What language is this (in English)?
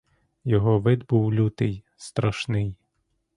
Ukrainian